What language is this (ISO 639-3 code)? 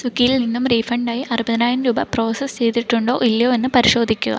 mal